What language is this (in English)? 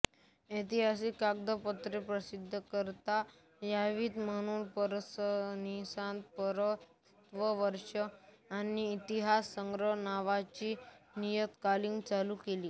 Marathi